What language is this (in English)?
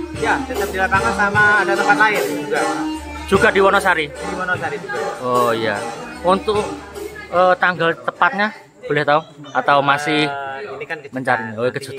Indonesian